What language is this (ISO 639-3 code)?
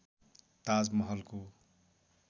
nep